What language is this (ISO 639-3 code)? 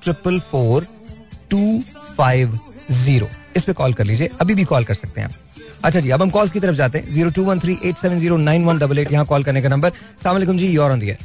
hin